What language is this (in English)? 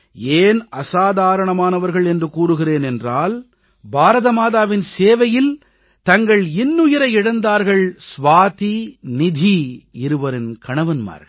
Tamil